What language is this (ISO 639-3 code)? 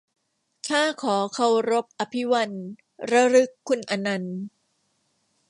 tha